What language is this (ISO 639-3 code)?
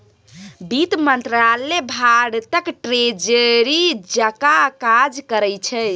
mai